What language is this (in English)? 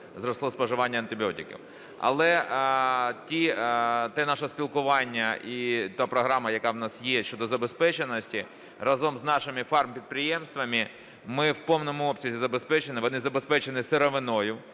Ukrainian